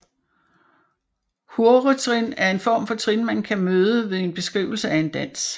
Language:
Danish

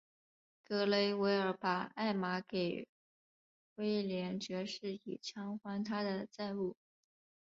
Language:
Chinese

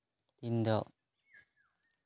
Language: Santali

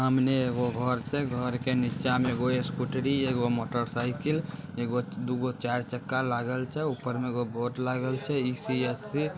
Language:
Magahi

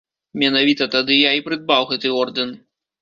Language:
Belarusian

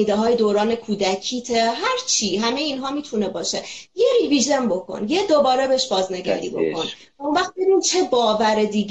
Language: Persian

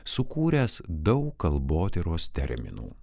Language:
Lithuanian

